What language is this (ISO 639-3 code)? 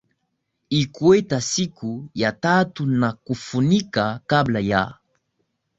swa